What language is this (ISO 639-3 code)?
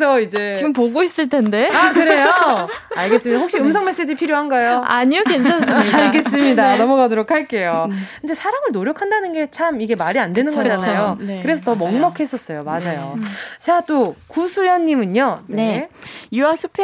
kor